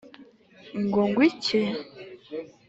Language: Kinyarwanda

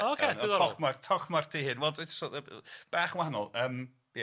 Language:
Welsh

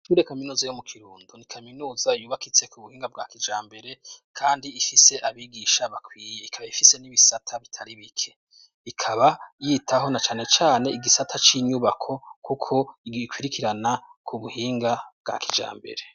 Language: Rundi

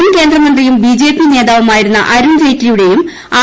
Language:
Malayalam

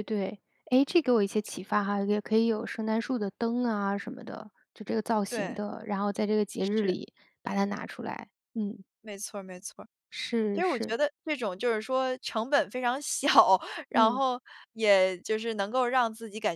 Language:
Chinese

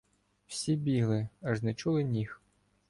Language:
Ukrainian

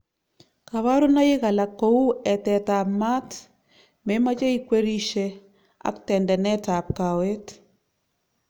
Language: Kalenjin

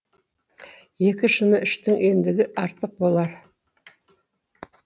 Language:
Kazakh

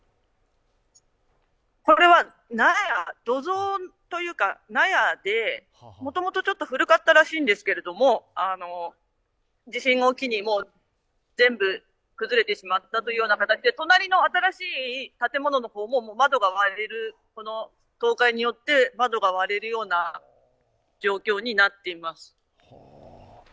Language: Japanese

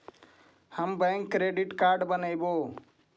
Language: Magahi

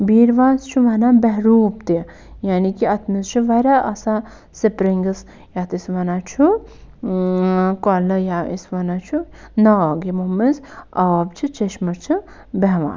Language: Kashmiri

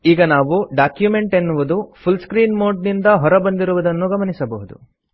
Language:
Kannada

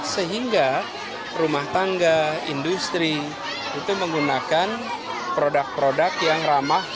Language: Indonesian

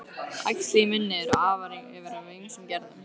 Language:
Icelandic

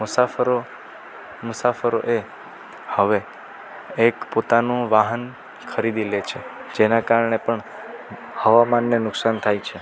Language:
Gujarati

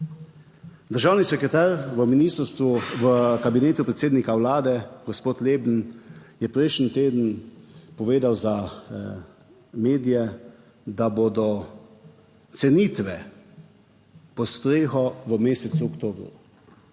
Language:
Slovenian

